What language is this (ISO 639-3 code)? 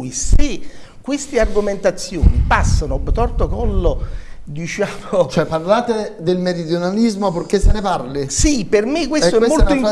ita